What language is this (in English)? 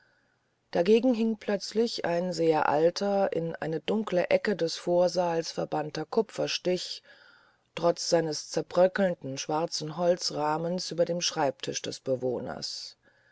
German